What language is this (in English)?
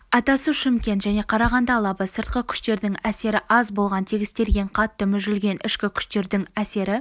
Kazakh